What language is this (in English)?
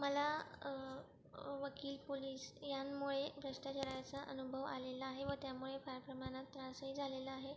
Marathi